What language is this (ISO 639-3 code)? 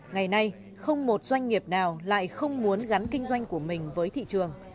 vie